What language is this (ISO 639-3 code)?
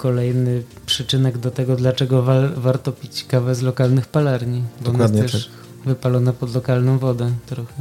pol